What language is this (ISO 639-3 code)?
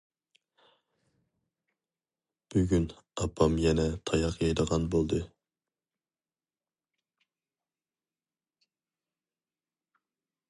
uig